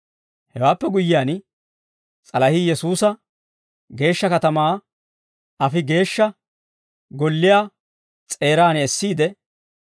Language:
Dawro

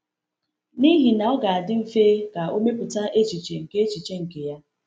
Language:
Igbo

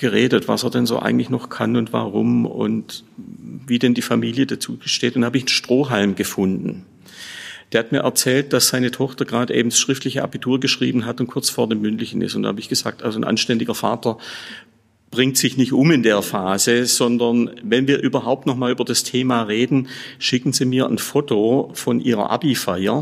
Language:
German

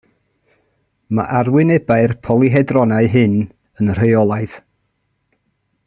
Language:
Welsh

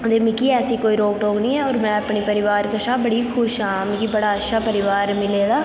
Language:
Dogri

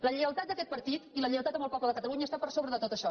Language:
Catalan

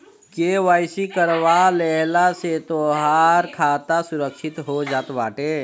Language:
Bhojpuri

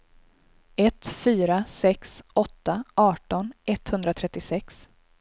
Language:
Swedish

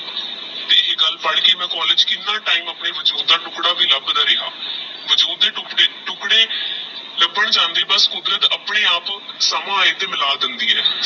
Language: Punjabi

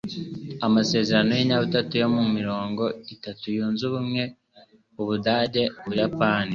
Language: Kinyarwanda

